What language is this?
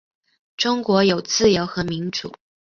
Chinese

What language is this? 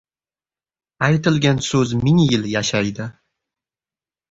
Uzbek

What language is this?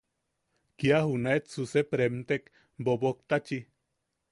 Yaqui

